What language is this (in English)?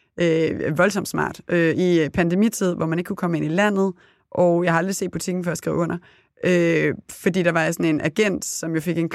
Danish